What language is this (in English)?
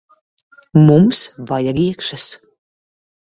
Latvian